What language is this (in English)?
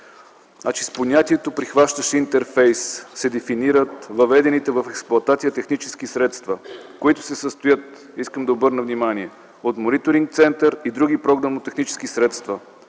Bulgarian